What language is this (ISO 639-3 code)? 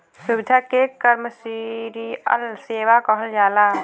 bho